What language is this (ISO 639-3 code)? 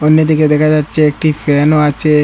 ben